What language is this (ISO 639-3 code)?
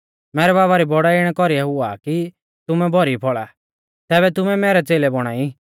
bfz